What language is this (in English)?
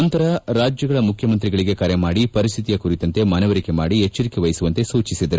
Kannada